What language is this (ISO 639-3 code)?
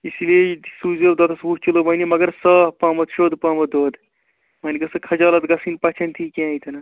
kas